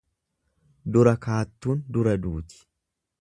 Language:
Oromo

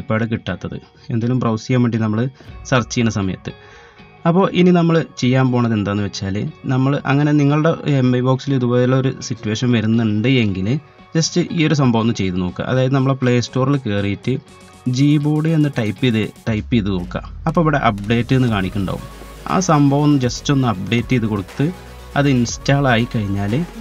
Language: Malayalam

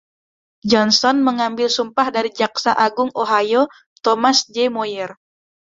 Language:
Indonesian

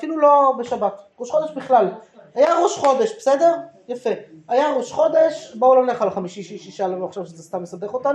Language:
Hebrew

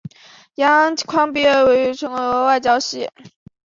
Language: Chinese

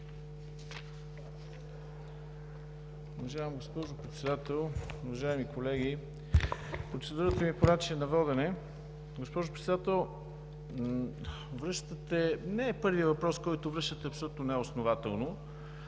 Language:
Bulgarian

